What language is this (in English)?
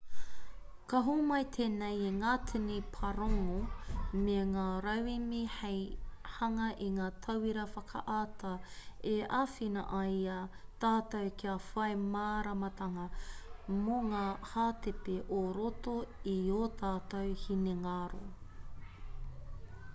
Māori